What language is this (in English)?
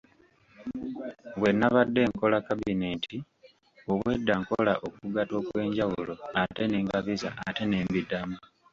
Ganda